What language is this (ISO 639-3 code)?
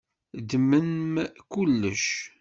kab